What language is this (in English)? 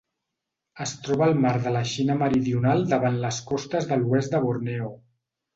Catalan